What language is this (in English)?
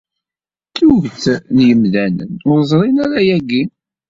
Kabyle